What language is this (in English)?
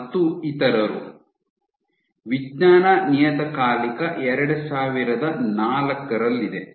Kannada